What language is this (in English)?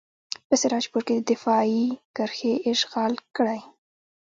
Pashto